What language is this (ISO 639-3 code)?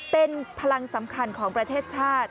tha